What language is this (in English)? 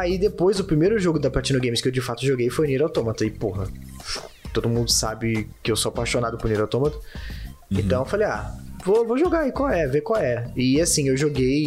Portuguese